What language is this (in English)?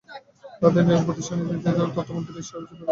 Bangla